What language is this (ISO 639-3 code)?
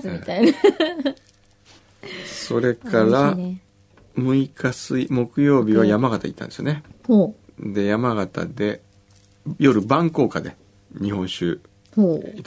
jpn